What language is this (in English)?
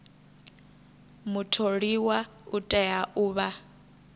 Venda